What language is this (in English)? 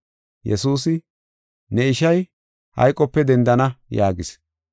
Gofa